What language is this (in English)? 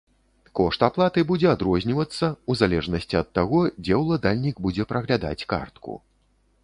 Belarusian